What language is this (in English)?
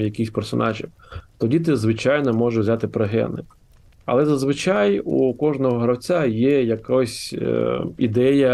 Ukrainian